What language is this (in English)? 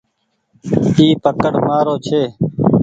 Goaria